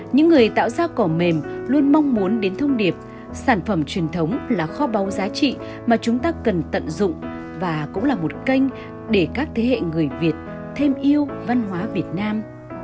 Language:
Vietnamese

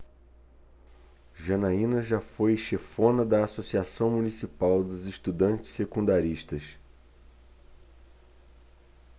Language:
Portuguese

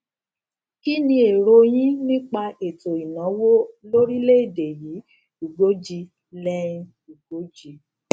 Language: Yoruba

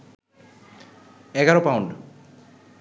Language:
Bangla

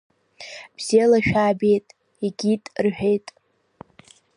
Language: Abkhazian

